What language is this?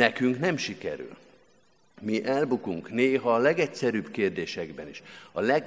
Hungarian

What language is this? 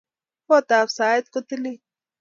Kalenjin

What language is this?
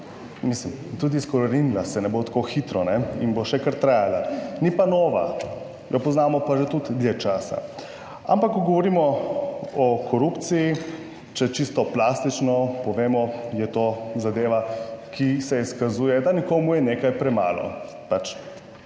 Slovenian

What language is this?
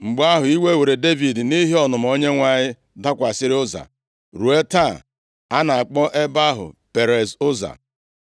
Igbo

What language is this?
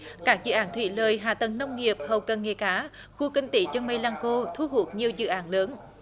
Vietnamese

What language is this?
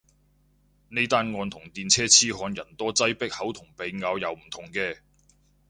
Cantonese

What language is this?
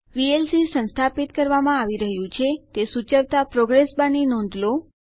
Gujarati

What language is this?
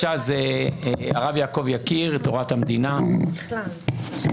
Hebrew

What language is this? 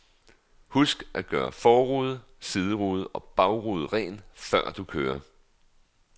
Danish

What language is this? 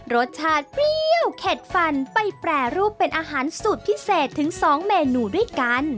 Thai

